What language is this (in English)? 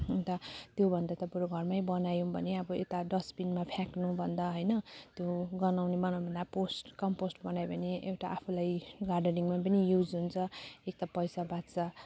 Nepali